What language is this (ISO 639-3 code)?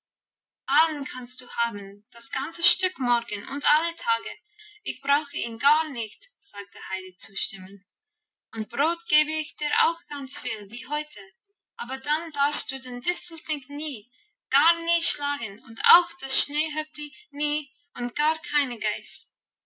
deu